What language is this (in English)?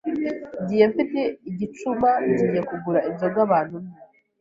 Kinyarwanda